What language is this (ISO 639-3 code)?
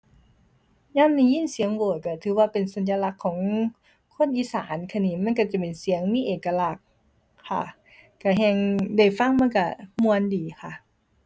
tha